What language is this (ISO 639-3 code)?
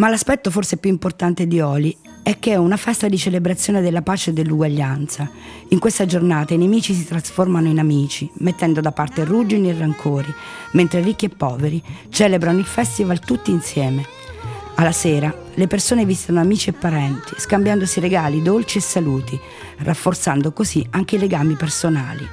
ita